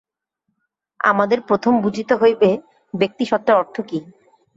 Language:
Bangla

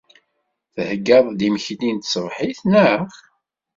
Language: Kabyle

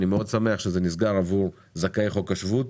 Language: Hebrew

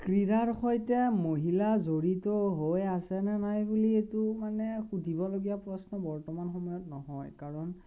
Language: Assamese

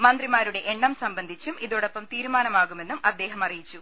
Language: Malayalam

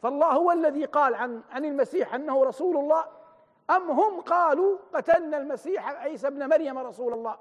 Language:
Arabic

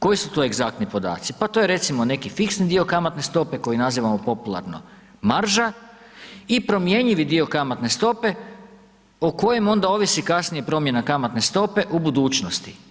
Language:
Croatian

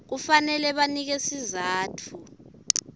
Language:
Swati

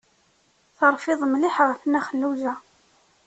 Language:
Kabyle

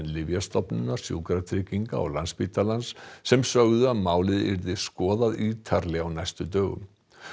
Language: Icelandic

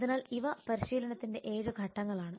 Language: Malayalam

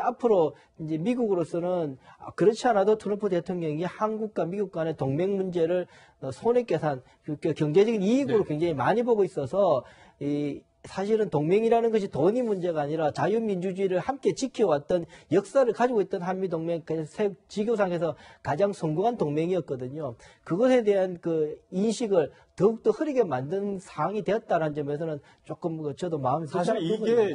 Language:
Korean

